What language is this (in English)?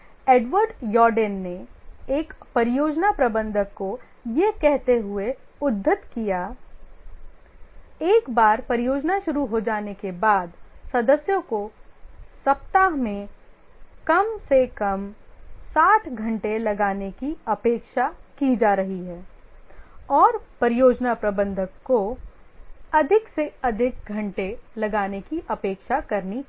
Hindi